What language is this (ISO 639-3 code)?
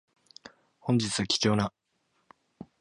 jpn